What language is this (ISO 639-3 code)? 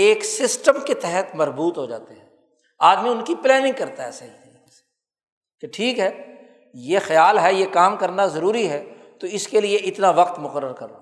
urd